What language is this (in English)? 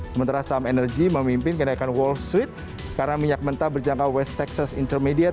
Indonesian